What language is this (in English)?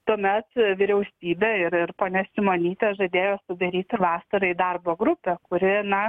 Lithuanian